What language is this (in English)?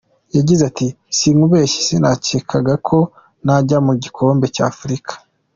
Kinyarwanda